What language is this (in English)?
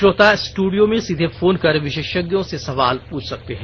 Hindi